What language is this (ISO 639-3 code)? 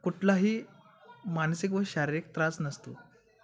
mar